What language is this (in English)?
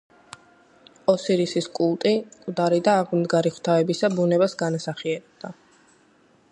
Georgian